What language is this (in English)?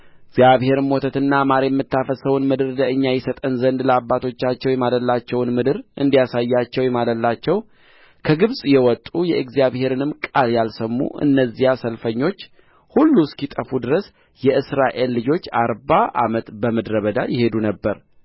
Amharic